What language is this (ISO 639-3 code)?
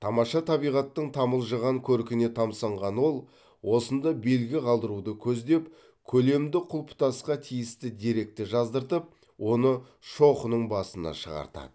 kaz